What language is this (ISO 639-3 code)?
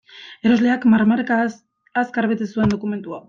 eus